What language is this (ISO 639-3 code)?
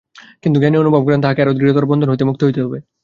ben